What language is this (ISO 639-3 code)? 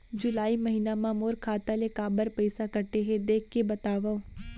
hne